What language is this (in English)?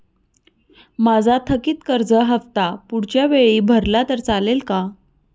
Marathi